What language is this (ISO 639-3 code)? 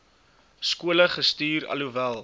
afr